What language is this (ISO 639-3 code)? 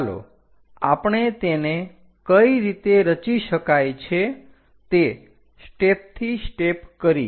guj